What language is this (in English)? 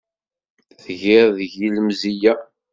Kabyle